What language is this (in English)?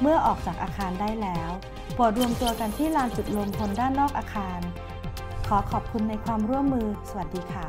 Thai